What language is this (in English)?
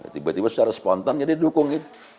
Indonesian